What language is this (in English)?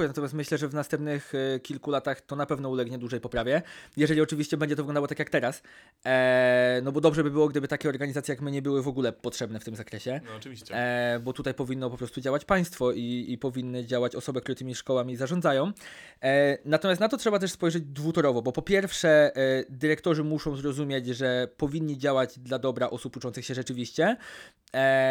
Polish